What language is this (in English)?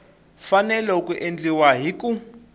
Tsonga